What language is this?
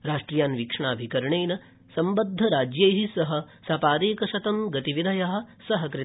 Sanskrit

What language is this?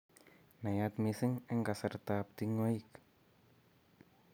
Kalenjin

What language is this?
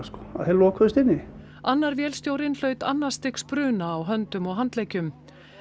Icelandic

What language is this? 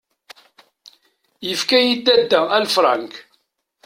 Kabyle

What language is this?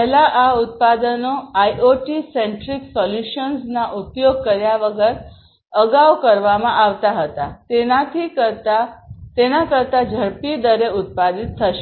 Gujarati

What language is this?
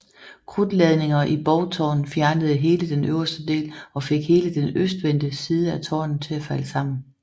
Danish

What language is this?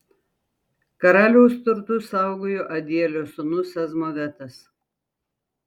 Lithuanian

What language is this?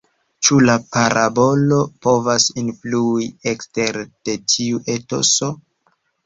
Esperanto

